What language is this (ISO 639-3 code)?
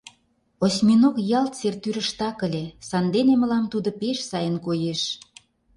chm